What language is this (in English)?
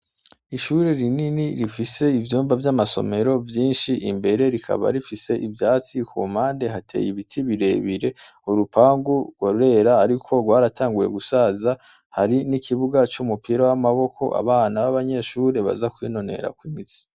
Rundi